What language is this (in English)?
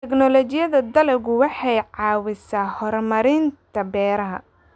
Somali